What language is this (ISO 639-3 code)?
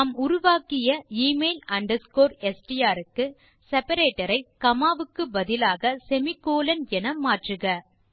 tam